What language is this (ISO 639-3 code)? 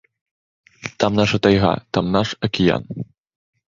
bel